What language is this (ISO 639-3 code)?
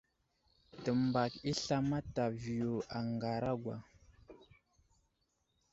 udl